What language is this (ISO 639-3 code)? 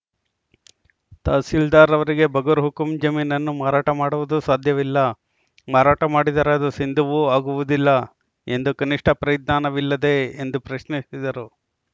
kan